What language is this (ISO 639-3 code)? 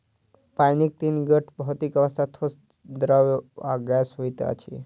mai